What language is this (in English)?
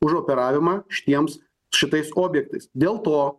Lithuanian